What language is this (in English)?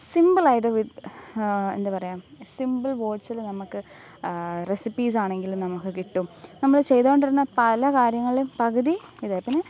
Malayalam